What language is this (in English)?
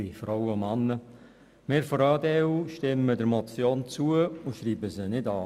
Swiss German